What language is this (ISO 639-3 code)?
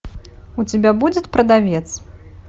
rus